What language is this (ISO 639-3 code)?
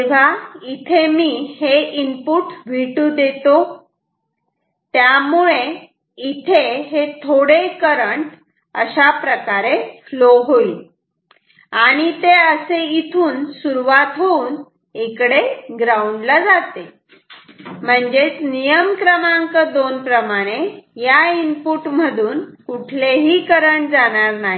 mar